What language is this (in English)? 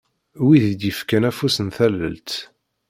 Kabyle